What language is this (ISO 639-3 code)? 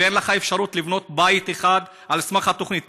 heb